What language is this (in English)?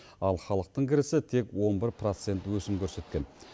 Kazakh